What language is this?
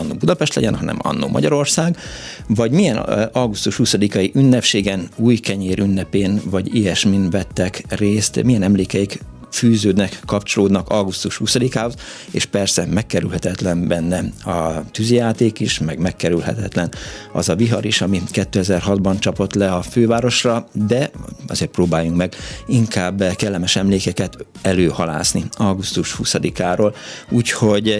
Hungarian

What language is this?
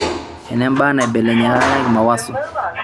Masai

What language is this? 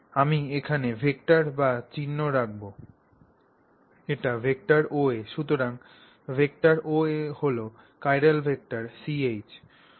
Bangla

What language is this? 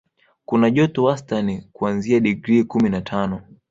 Swahili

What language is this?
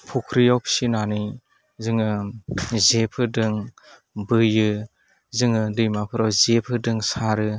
Bodo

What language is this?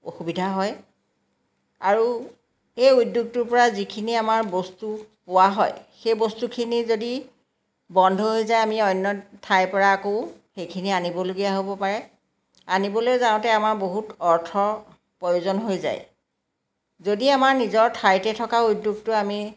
Assamese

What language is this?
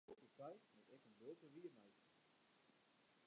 Western Frisian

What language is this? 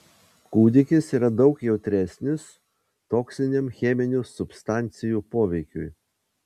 Lithuanian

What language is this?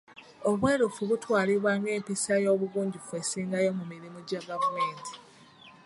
Ganda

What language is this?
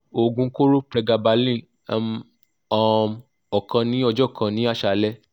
Yoruba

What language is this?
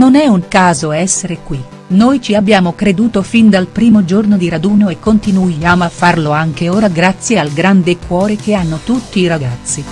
Italian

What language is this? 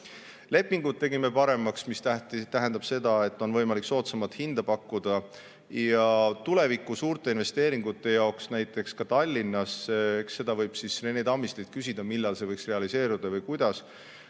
Estonian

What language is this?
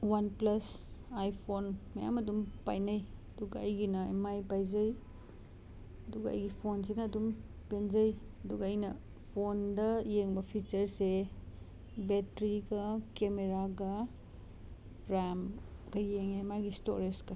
Manipuri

